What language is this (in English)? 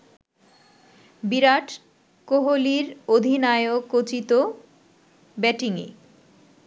Bangla